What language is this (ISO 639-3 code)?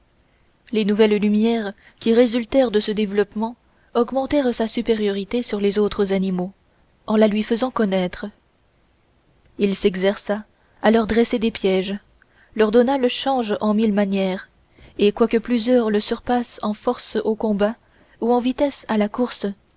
fra